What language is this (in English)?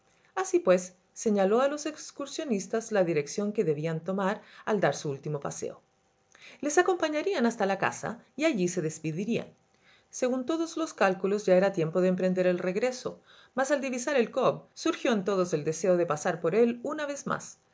Spanish